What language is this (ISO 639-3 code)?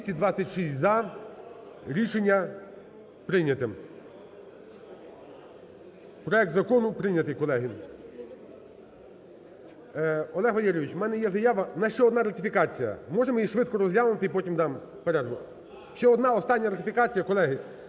ukr